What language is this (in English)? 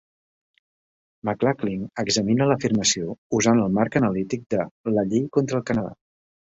Catalan